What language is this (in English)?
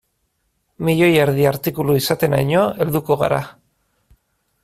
Basque